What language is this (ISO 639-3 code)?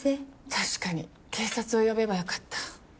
jpn